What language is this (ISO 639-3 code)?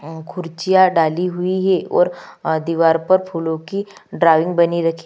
hin